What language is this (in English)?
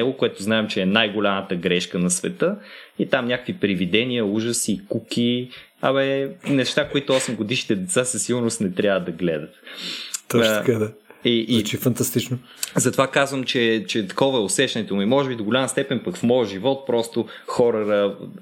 Bulgarian